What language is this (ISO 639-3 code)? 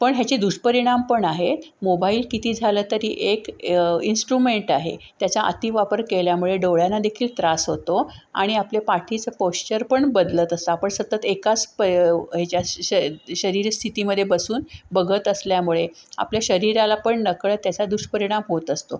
mar